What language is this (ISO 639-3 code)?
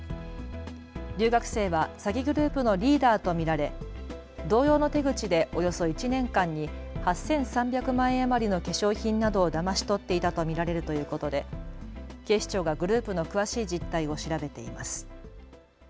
jpn